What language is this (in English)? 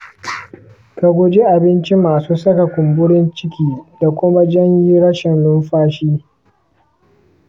Hausa